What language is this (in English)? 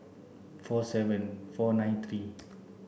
English